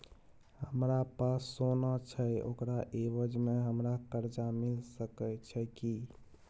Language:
Maithili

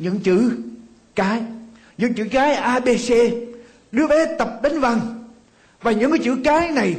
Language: Vietnamese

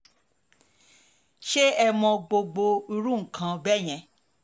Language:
Yoruba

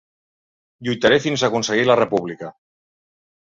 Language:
Catalan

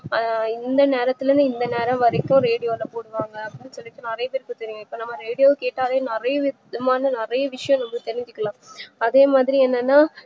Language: Tamil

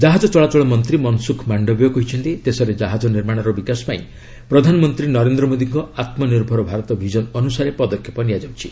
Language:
Odia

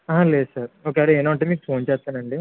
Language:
Telugu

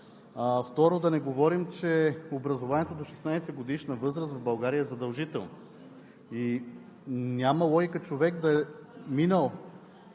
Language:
Bulgarian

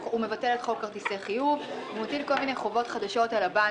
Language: Hebrew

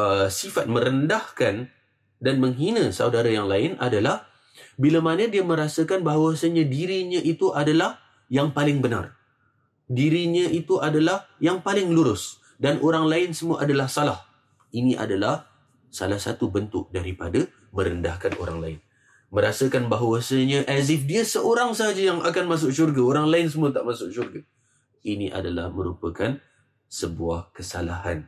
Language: Malay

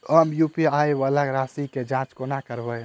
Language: Maithili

